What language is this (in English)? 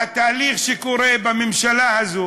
Hebrew